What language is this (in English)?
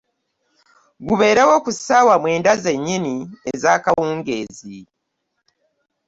Ganda